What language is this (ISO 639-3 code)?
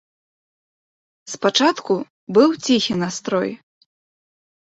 bel